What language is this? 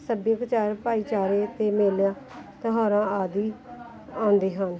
Punjabi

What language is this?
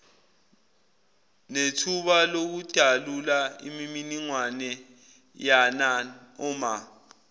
Zulu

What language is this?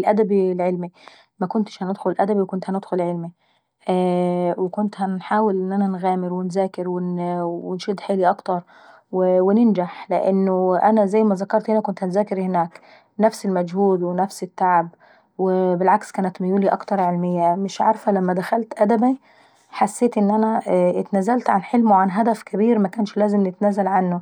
Saidi Arabic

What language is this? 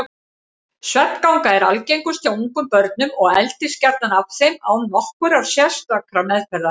Icelandic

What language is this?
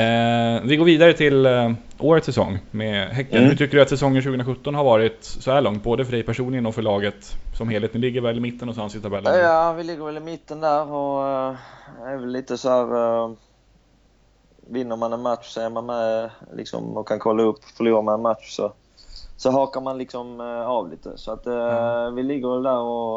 Swedish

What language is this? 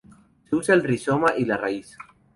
Spanish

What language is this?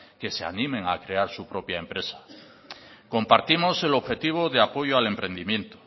Spanish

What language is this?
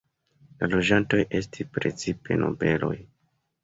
Esperanto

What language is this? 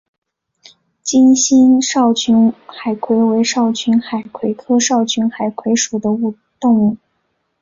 Chinese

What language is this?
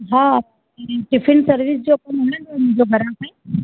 Sindhi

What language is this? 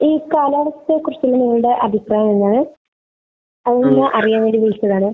Malayalam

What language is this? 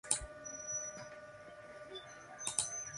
Spanish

